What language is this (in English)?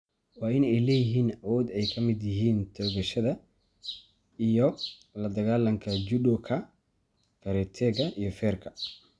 Somali